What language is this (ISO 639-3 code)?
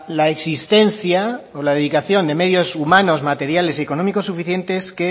spa